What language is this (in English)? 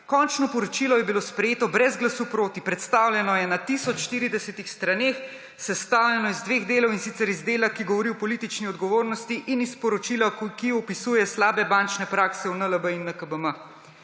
Slovenian